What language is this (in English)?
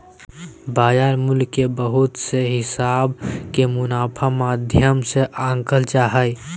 Magahi